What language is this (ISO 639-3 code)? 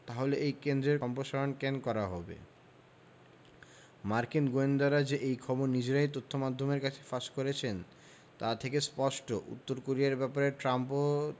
ben